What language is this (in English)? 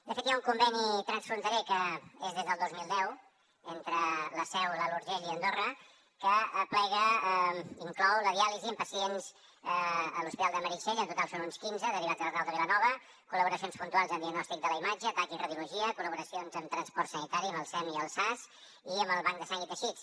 Catalan